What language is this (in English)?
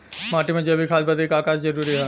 Bhojpuri